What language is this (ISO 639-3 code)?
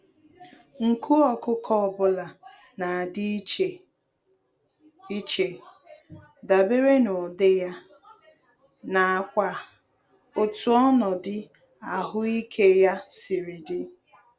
ibo